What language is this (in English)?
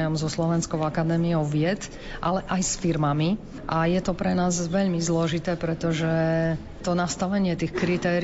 Slovak